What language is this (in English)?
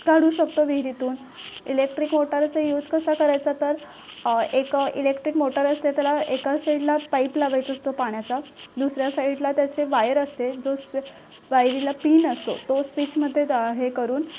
Marathi